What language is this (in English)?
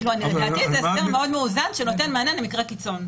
Hebrew